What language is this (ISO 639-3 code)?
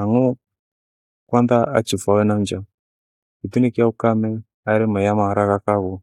gwe